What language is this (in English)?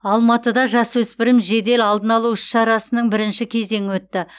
Kazakh